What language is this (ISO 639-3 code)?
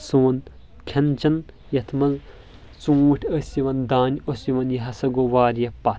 kas